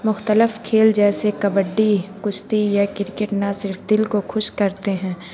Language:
Urdu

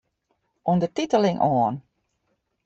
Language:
Western Frisian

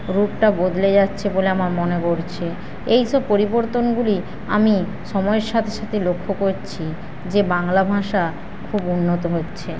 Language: Bangla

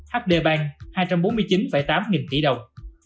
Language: Vietnamese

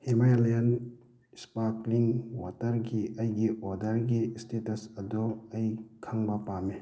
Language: Manipuri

